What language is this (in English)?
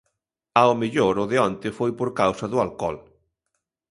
Galician